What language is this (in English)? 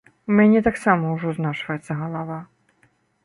Belarusian